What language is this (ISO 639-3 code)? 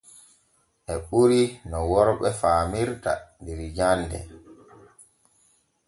fue